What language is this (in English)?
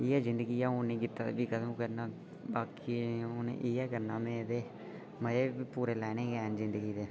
Dogri